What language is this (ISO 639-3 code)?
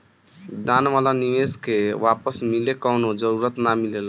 bho